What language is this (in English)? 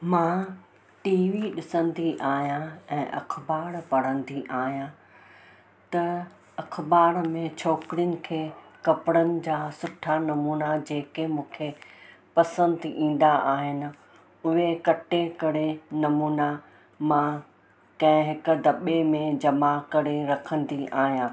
Sindhi